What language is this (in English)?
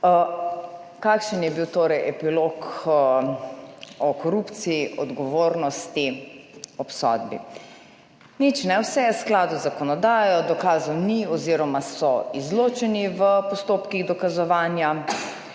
Slovenian